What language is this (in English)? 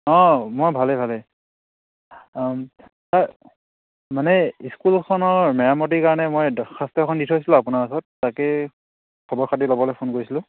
Assamese